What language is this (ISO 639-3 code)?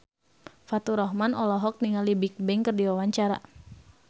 sun